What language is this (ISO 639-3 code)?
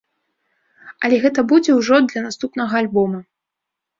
bel